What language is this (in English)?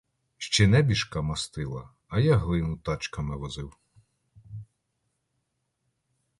Ukrainian